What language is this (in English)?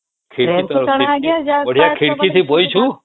Odia